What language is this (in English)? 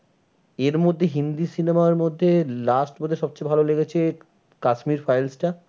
Bangla